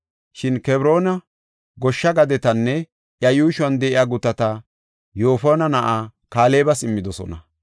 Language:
Gofa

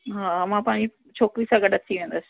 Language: Sindhi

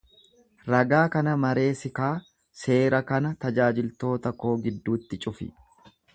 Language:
Oromo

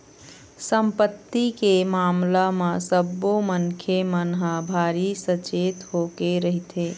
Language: Chhattisgarhi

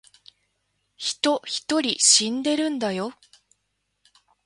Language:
Japanese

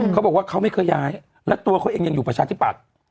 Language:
Thai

